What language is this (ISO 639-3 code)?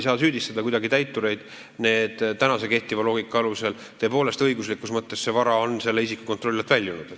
est